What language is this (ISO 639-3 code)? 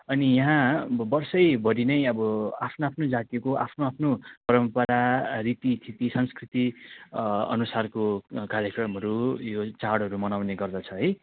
nep